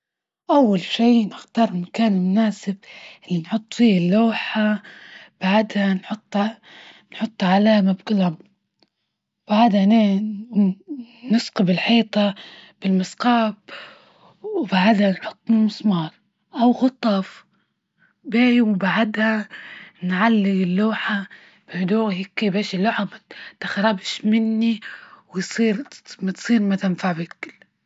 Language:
Libyan Arabic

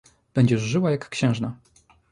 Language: Polish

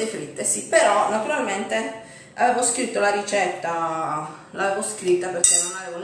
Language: Italian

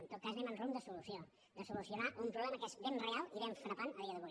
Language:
Catalan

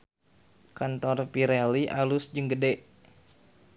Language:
Sundanese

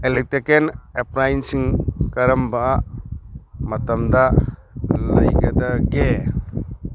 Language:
Manipuri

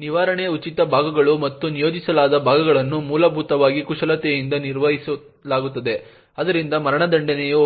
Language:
Kannada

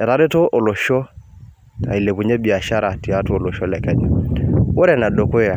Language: Masai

